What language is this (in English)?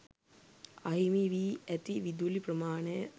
Sinhala